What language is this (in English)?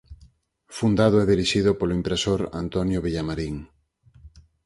Galician